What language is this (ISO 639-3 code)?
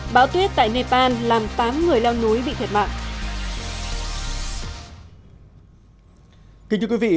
vie